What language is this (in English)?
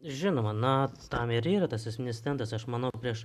Lithuanian